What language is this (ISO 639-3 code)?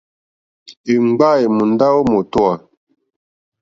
bri